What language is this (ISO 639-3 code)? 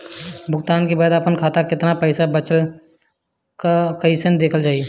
bho